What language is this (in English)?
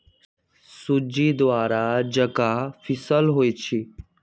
Magahi